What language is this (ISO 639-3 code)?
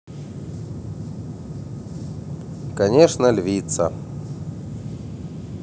rus